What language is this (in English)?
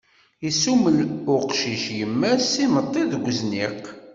Kabyle